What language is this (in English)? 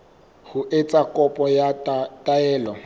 Southern Sotho